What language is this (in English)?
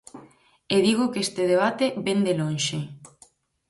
Galician